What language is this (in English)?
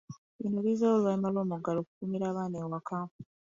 Ganda